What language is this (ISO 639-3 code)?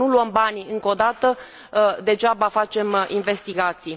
ron